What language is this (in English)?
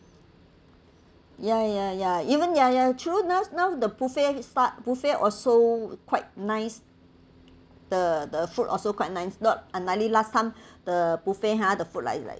English